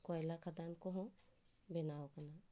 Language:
Santali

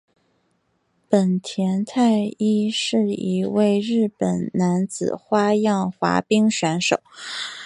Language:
Chinese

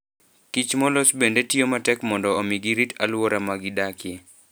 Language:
Luo (Kenya and Tanzania)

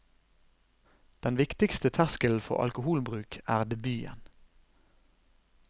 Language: Norwegian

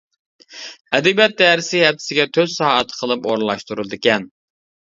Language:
Uyghur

